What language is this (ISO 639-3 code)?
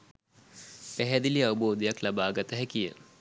sin